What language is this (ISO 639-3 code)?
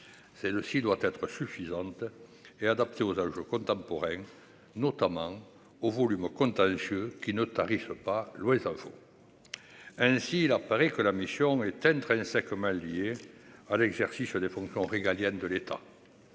fra